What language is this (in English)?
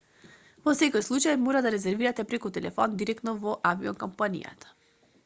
Macedonian